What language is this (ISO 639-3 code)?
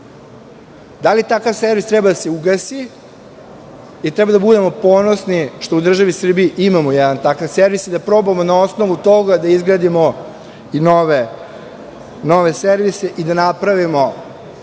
srp